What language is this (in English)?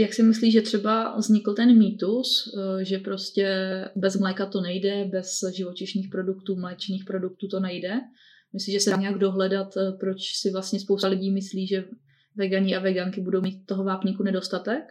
Czech